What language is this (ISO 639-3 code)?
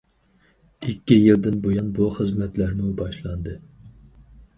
uig